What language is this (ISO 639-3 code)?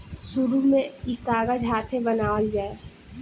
bho